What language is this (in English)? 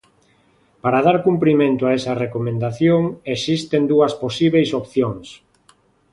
Galician